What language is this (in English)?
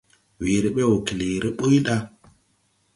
Tupuri